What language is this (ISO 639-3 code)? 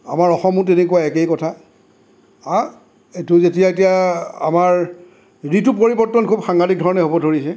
asm